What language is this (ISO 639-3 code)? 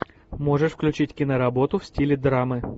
rus